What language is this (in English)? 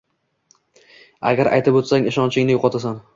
Uzbek